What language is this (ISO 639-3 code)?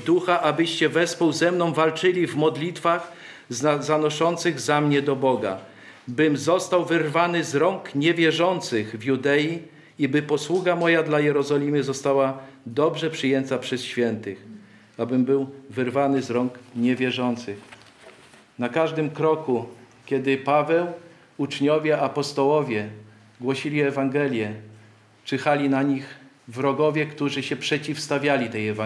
pol